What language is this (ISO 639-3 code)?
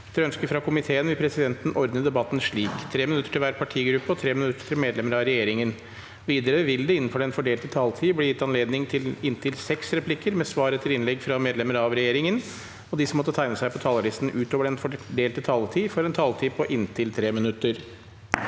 nor